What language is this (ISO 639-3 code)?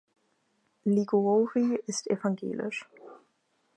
deu